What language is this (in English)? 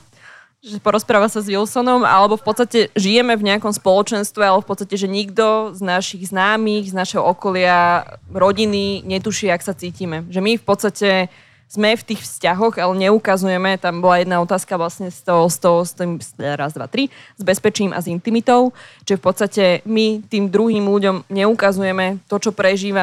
Slovak